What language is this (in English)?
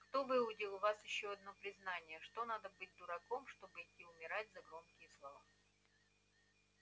Russian